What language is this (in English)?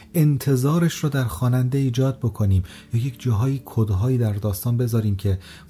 Persian